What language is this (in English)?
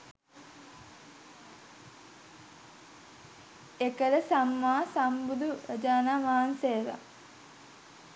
Sinhala